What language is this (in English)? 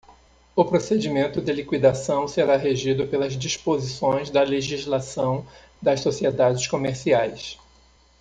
Portuguese